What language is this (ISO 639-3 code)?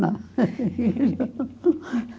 por